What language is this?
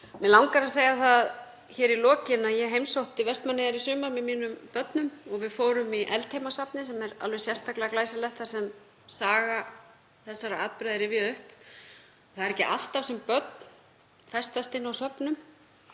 Icelandic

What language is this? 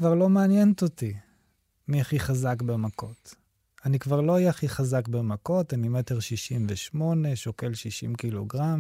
Hebrew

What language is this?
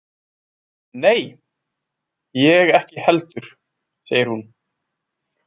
Icelandic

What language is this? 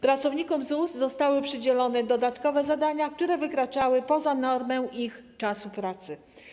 Polish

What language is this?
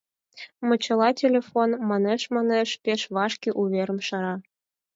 Mari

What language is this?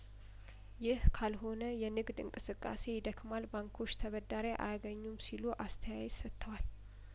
Amharic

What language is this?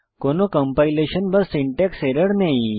Bangla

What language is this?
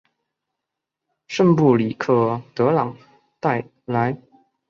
Chinese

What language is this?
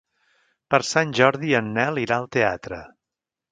Catalan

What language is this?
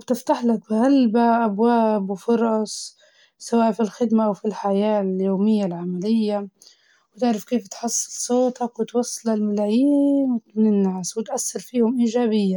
Libyan Arabic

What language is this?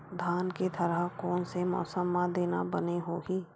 Chhattisgarhi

